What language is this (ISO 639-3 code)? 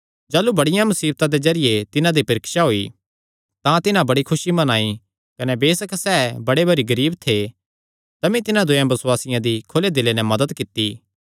xnr